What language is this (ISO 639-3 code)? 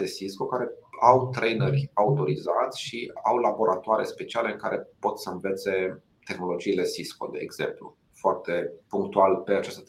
ron